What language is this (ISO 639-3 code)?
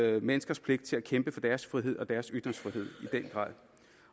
dan